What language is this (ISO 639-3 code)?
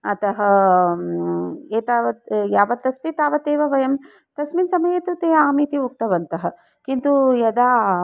san